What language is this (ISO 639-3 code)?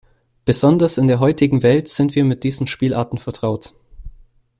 deu